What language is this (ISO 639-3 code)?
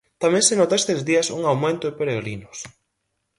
glg